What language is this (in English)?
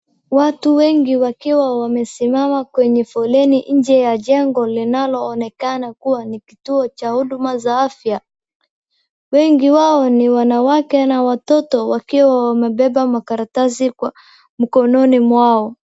Swahili